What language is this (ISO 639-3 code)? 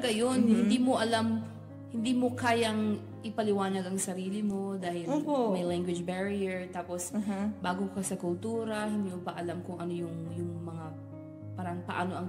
fil